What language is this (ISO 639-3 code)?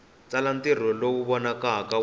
tso